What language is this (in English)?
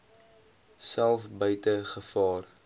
Afrikaans